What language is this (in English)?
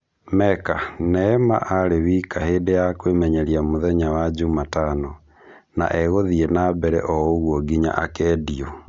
Kikuyu